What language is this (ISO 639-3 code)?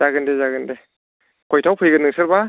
brx